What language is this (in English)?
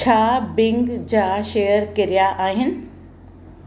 Sindhi